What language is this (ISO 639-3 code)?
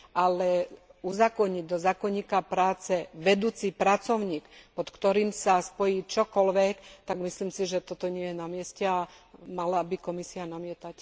slk